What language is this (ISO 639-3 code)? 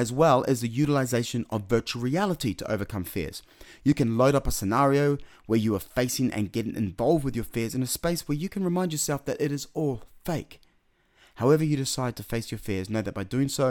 eng